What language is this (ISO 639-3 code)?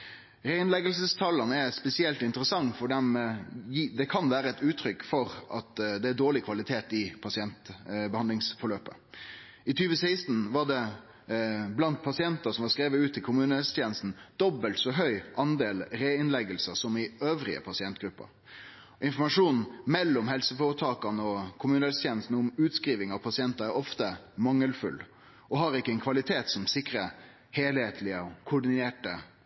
nno